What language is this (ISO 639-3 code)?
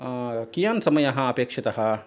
san